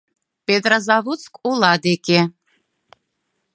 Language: Mari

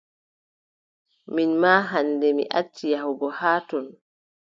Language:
Adamawa Fulfulde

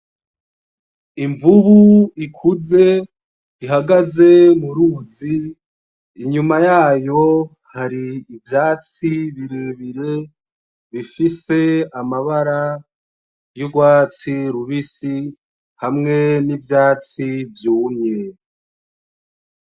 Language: Rundi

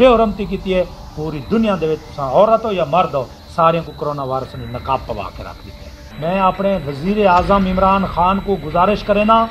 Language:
Hindi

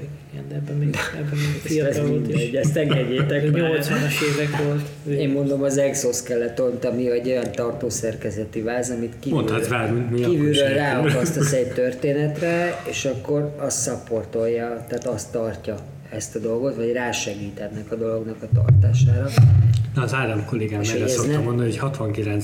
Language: Hungarian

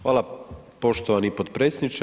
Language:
Croatian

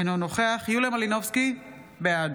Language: Hebrew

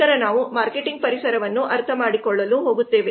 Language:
Kannada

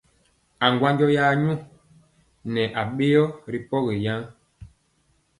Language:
Mpiemo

